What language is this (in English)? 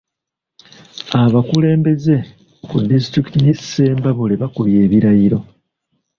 Ganda